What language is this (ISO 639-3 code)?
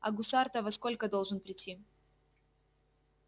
rus